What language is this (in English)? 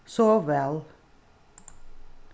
Faroese